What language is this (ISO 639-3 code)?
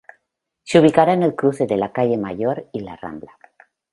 spa